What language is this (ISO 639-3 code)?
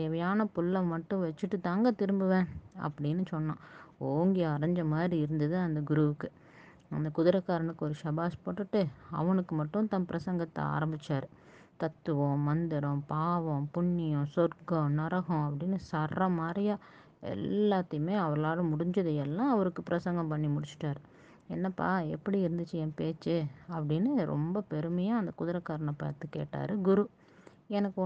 tam